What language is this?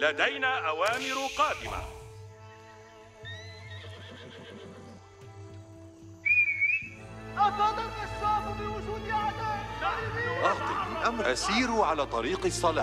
Arabic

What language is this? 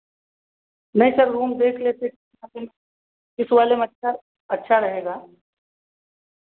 Hindi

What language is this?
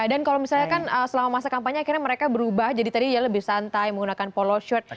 Indonesian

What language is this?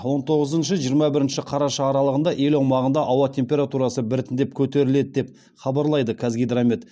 Kazakh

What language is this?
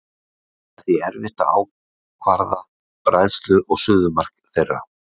Icelandic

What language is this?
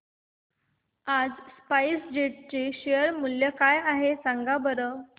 Marathi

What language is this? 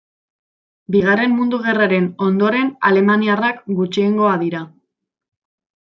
Basque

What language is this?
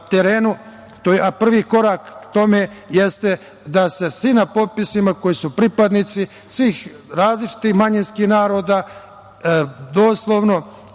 Serbian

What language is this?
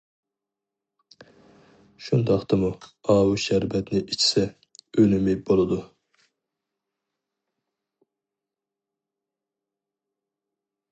Uyghur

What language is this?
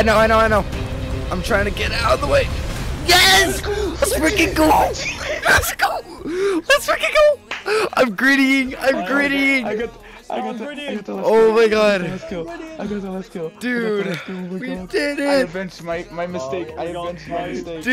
English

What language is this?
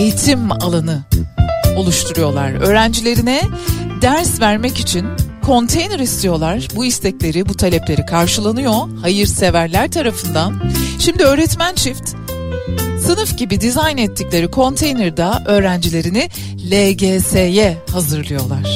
Turkish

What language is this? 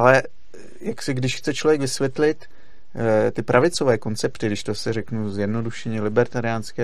Czech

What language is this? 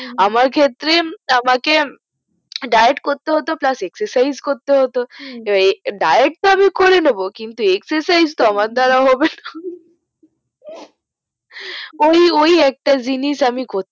Bangla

